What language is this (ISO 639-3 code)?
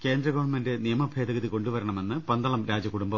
mal